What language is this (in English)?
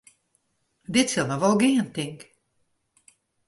Western Frisian